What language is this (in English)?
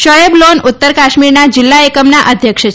Gujarati